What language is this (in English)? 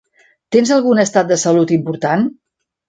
Catalan